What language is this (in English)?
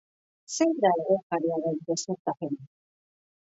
Basque